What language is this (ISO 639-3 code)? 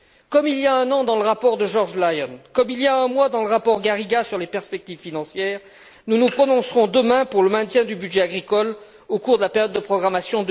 fra